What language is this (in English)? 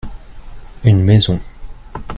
French